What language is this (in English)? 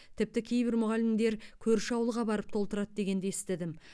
Kazakh